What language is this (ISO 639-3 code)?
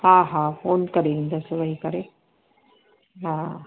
snd